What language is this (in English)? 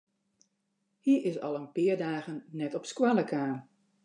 Western Frisian